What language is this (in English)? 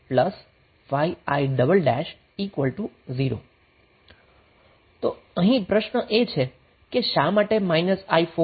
Gujarati